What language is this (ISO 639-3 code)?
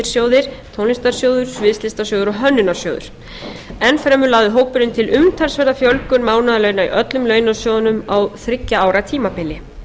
isl